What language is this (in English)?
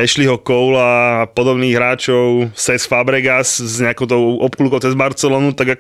Slovak